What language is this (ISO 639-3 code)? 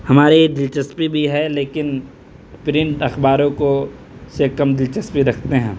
urd